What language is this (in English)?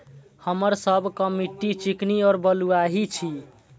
Maithili